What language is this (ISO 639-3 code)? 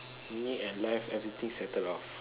eng